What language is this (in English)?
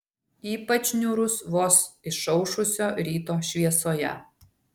Lithuanian